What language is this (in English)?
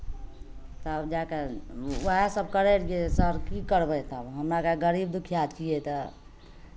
Maithili